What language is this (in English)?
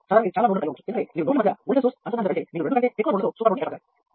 Telugu